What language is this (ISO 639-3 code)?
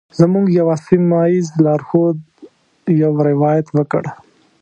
pus